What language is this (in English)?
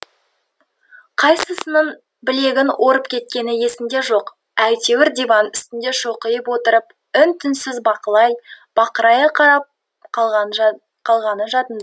Kazakh